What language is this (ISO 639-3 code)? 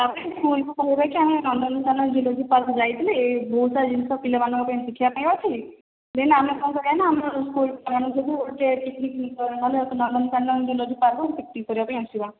ori